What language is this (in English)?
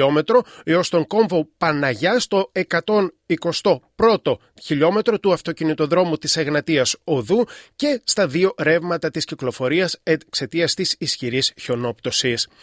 Greek